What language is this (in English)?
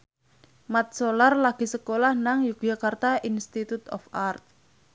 Javanese